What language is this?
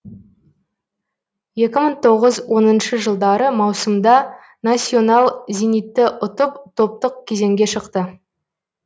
Kazakh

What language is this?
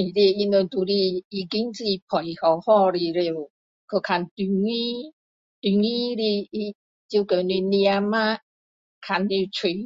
Min Dong Chinese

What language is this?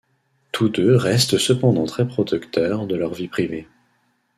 French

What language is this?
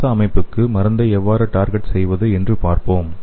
Tamil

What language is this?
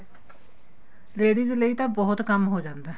Punjabi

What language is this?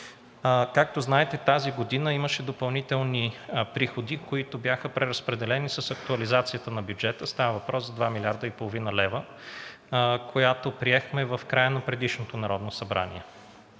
Bulgarian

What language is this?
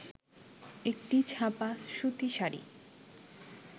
Bangla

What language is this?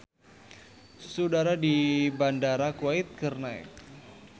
Sundanese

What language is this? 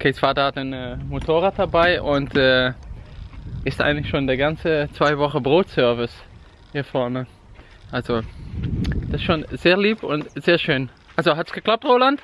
German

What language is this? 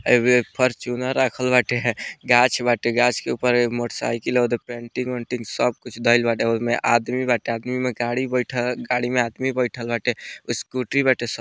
Bhojpuri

